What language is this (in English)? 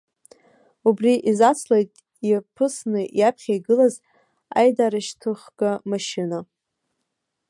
Abkhazian